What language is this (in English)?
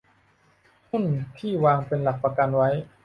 Thai